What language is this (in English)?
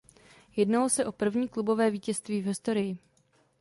Czech